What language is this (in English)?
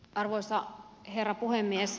Finnish